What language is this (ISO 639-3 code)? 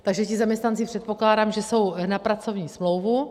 ces